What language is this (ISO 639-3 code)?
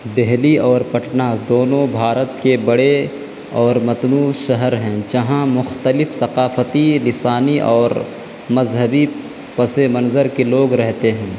urd